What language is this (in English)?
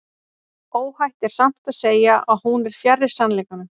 Icelandic